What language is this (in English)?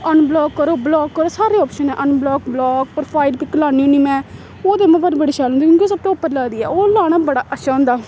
Dogri